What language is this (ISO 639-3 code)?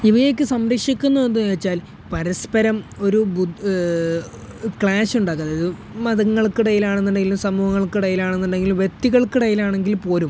mal